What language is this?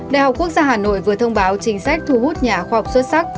Vietnamese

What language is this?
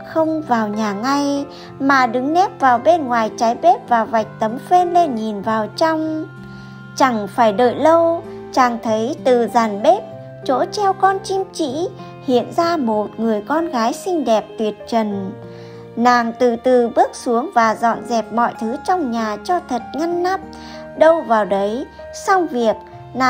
Vietnamese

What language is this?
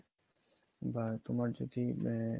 Bangla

